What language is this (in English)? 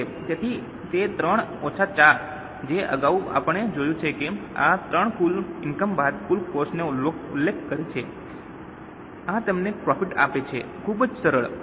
Gujarati